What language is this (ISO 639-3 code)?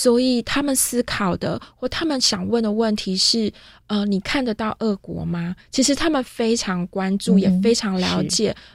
zho